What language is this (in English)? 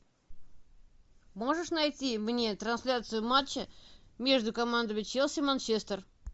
Russian